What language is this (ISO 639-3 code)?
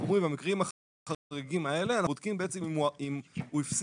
heb